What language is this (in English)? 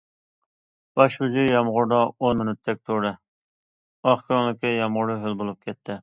Uyghur